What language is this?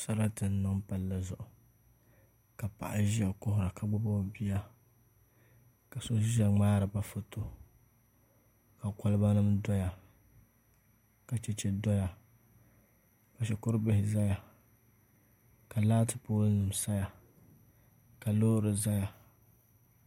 Dagbani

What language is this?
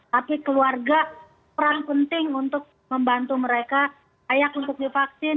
Indonesian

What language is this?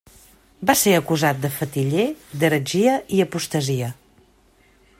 Catalan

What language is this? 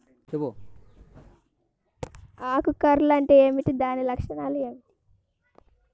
Telugu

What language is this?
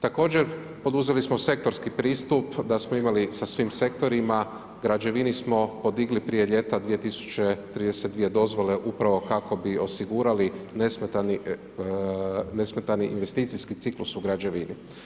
Croatian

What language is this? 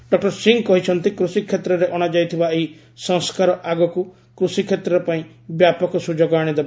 Odia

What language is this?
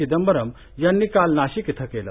Marathi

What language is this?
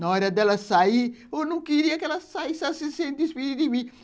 Portuguese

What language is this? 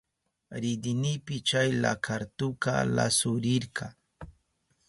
Southern Pastaza Quechua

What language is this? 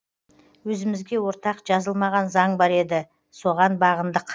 Kazakh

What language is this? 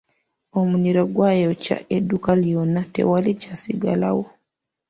Ganda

